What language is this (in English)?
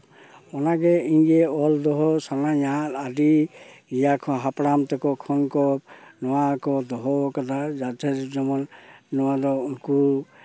Santali